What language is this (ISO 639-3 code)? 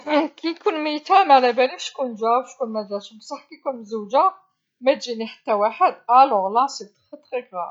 arq